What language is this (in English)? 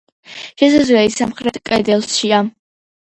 Georgian